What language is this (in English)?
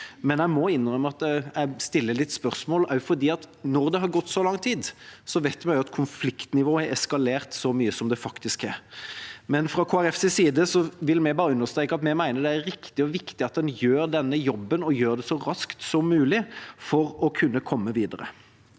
Norwegian